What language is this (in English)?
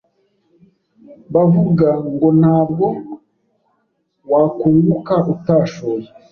Kinyarwanda